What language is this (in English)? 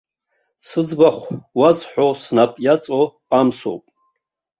Abkhazian